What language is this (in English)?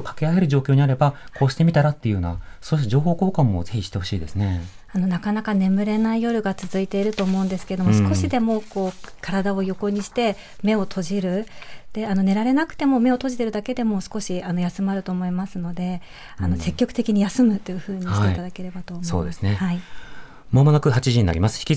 Japanese